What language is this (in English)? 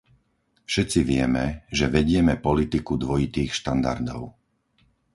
Slovak